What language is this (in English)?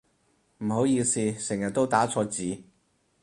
Cantonese